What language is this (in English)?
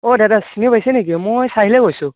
Assamese